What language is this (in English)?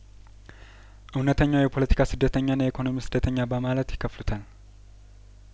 Amharic